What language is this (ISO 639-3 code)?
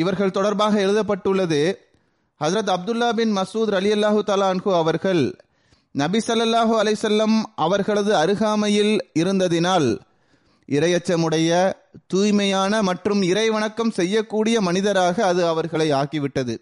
tam